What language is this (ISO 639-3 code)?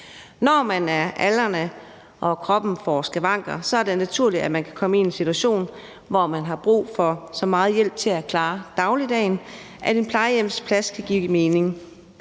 dan